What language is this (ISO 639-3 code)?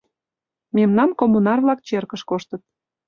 chm